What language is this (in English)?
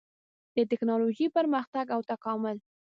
Pashto